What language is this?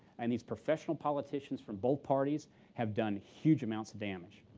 English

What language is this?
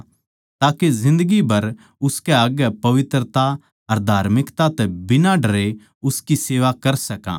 Haryanvi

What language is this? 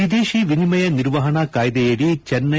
Kannada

